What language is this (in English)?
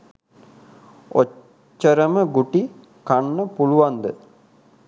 Sinhala